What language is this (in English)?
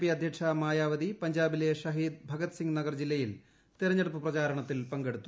Malayalam